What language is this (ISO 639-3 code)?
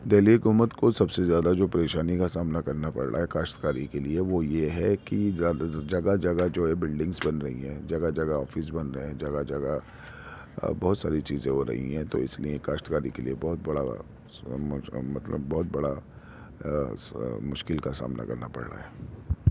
urd